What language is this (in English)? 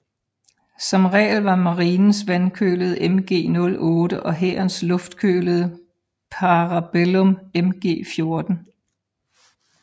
Danish